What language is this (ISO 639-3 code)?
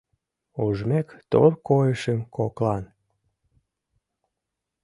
chm